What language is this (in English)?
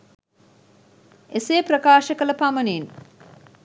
Sinhala